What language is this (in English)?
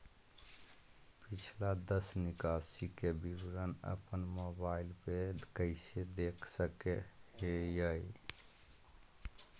Magahi